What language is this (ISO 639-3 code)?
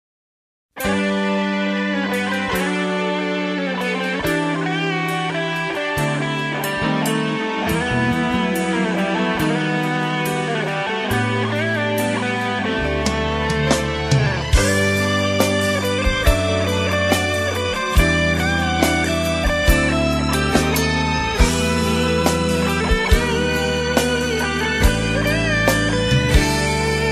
ind